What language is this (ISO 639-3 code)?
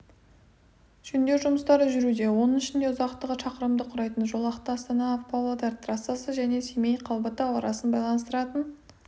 kaz